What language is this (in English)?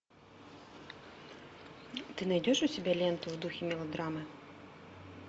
Russian